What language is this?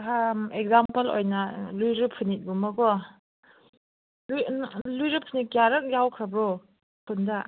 Manipuri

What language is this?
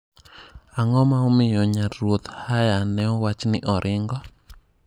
Luo (Kenya and Tanzania)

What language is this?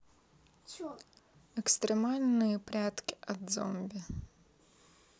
Russian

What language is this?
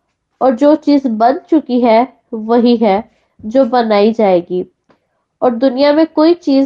Hindi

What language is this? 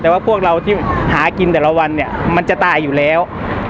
Thai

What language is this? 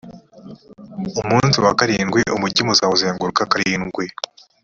Kinyarwanda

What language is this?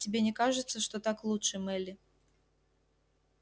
Russian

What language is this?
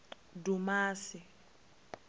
Venda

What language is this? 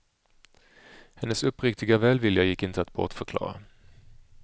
Swedish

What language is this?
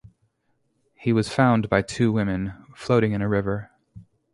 English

